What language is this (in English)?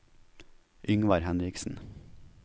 Norwegian